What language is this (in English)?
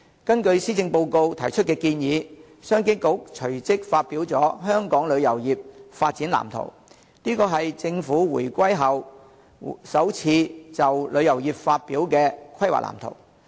Cantonese